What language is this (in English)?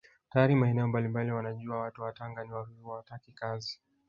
Swahili